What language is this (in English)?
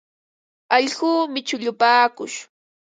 Ambo-Pasco Quechua